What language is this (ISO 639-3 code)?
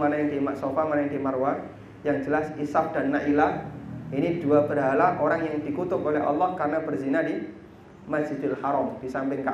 ind